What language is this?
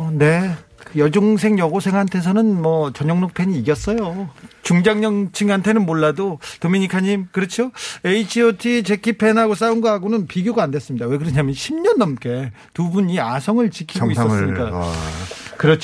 Korean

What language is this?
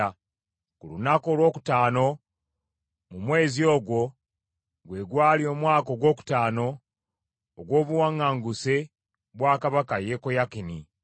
Ganda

